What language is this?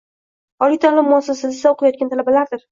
Uzbek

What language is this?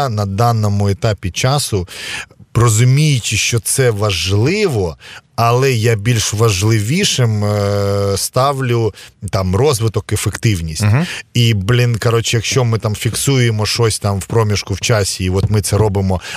Ukrainian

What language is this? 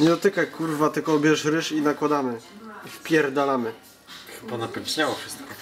Polish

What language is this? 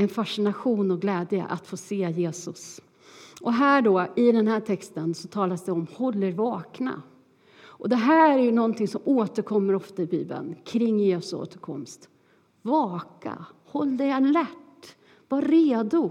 Swedish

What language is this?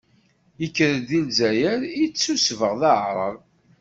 Kabyle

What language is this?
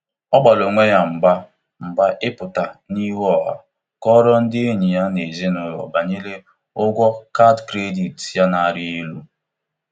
Igbo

